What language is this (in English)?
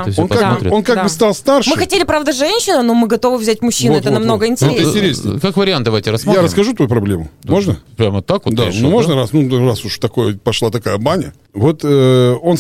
Russian